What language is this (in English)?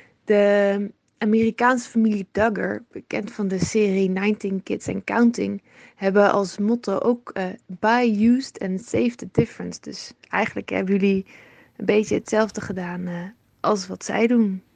Dutch